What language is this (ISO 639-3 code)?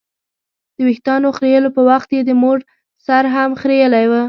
pus